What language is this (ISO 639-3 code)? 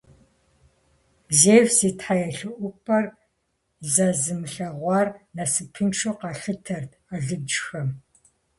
kbd